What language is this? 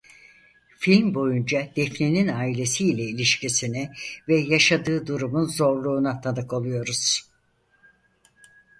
Turkish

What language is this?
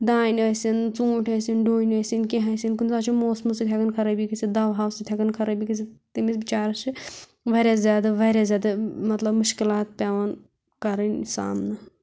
Kashmiri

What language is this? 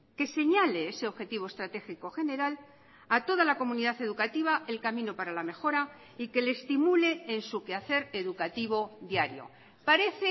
Spanish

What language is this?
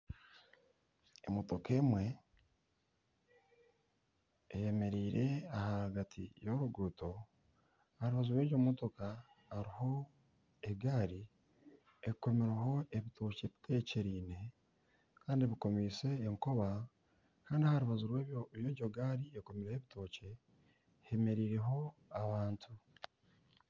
Nyankole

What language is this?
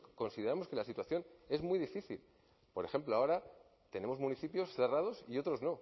Spanish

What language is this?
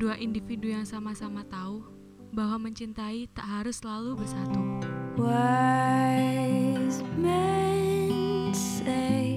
Indonesian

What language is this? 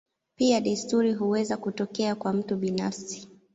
Swahili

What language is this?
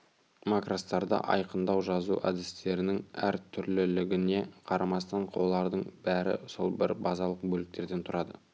Kazakh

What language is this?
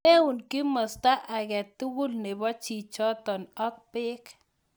Kalenjin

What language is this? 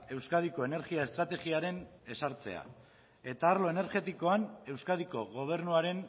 Basque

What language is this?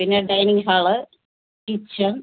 Malayalam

